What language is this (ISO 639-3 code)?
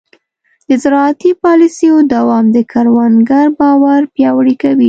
pus